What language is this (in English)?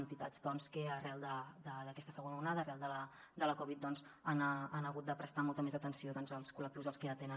Catalan